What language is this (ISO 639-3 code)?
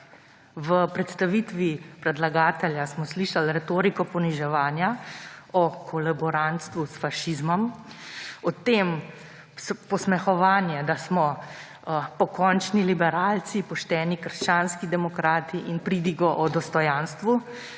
slv